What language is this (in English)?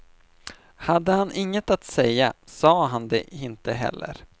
Swedish